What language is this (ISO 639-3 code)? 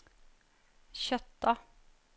nor